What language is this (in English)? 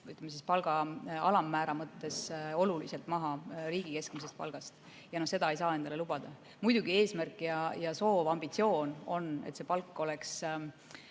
Estonian